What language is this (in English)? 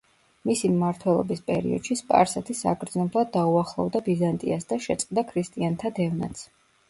Georgian